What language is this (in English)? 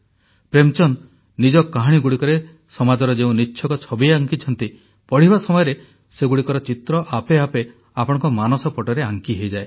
Odia